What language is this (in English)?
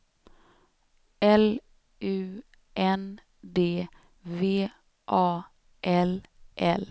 Swedish